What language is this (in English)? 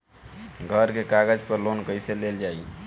Bhojpuri